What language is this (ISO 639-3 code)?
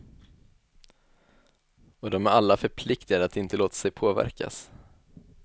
swe